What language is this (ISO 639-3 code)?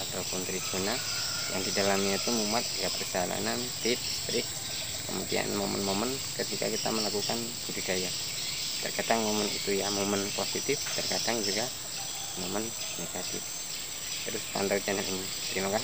ind